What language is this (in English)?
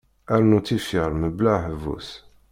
Kabyle